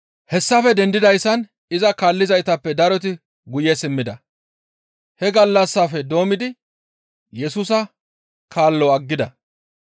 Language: Gamo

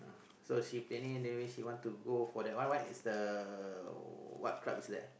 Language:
English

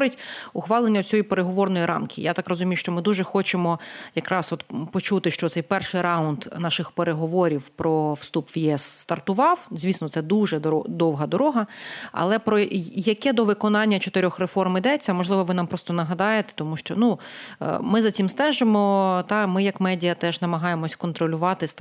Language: Ukrainian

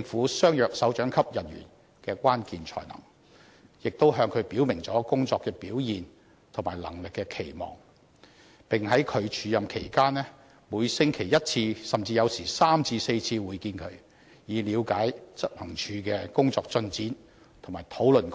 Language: Cantonese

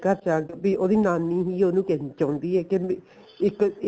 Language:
Punjabi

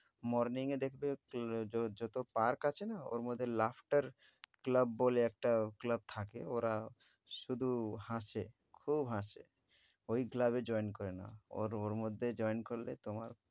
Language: Bangla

